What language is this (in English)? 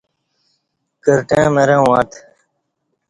Kati